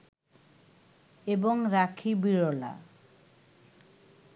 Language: Bangla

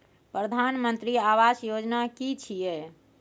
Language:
Maithili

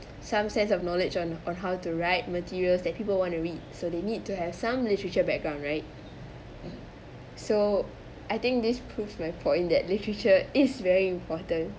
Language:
English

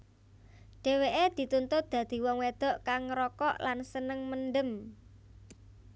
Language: Javanese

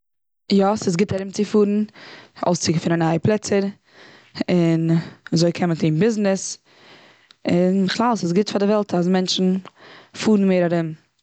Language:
Yiddish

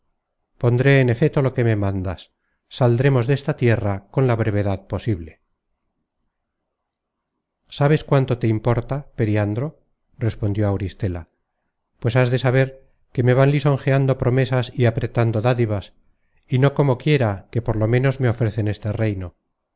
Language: Spanish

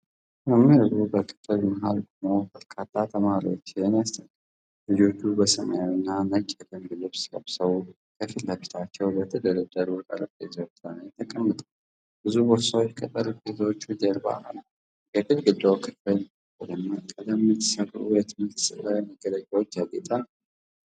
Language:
Amharic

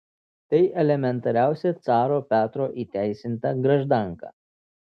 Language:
Lithuanian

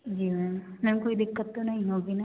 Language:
Hindi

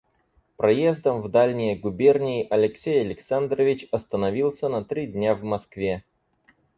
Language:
Russian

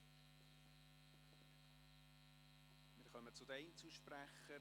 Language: Swiss German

